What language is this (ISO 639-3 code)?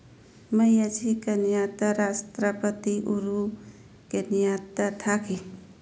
mni